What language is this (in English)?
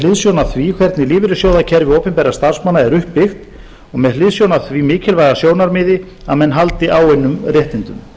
Icelandic